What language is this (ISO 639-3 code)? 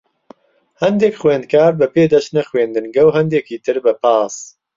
ckb